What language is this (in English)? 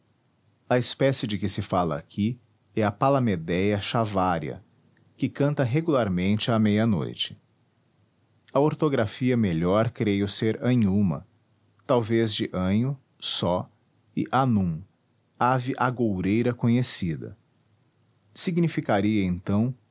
Portuguese